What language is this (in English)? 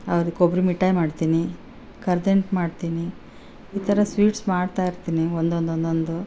Kannada